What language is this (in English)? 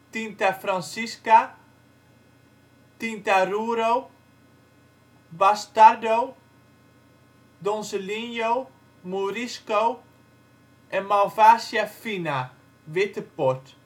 Dutch